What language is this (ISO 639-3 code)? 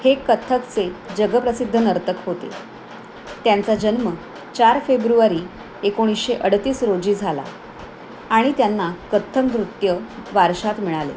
mar